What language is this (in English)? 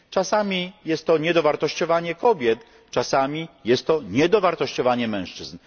Polish